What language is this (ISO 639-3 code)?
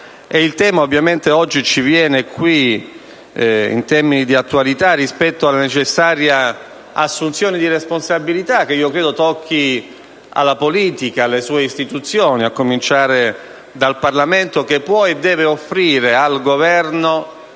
ita